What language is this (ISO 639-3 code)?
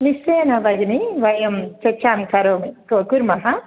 san